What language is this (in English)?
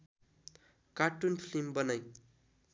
Nepali